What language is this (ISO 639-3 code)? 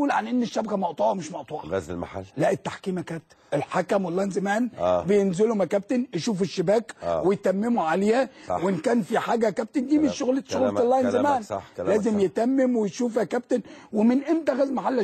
ara